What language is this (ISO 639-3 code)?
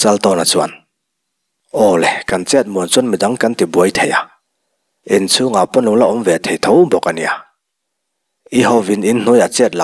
tha